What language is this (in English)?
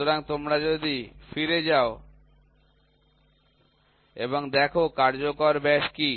Bangla